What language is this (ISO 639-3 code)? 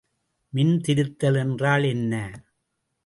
tam